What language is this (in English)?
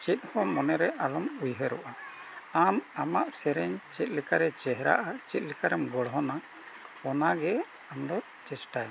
Santali